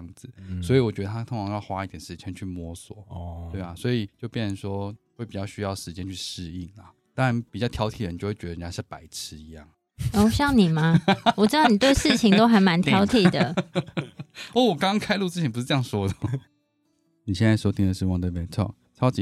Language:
Chinese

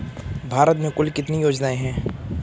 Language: Hindi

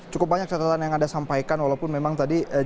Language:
Indonesian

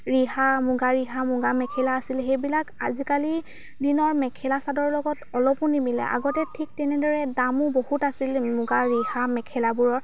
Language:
Assamese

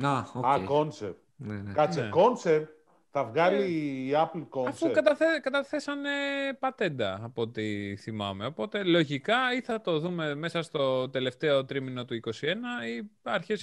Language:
Greek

